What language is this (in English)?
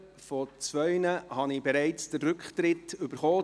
Swiss German